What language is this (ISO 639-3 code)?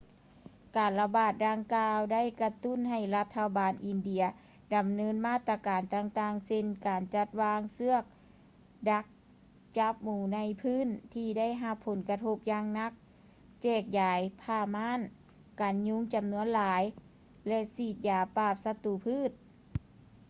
lao